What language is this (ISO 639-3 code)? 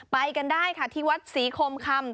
tha